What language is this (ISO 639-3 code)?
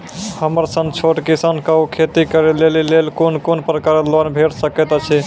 mai